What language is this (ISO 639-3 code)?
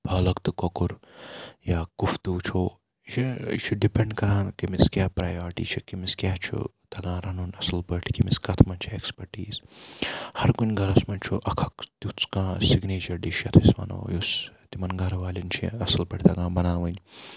kas